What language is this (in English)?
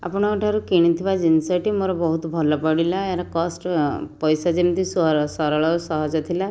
Odia